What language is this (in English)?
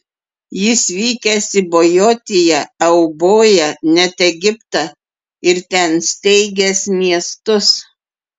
Lithuanian